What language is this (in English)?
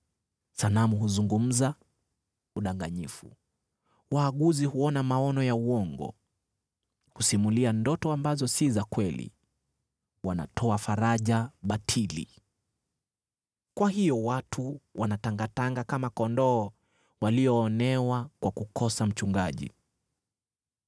Swahili